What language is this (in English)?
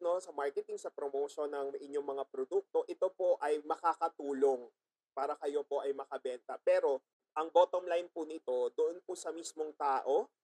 Filipino